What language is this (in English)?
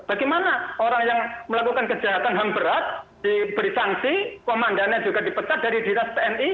Indonesian